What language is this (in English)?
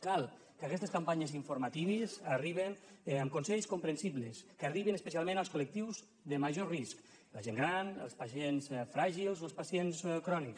Catalan